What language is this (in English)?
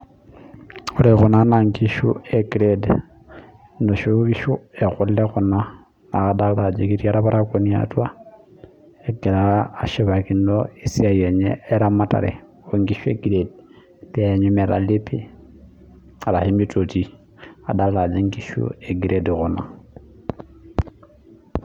Masai